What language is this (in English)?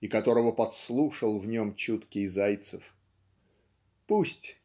Russian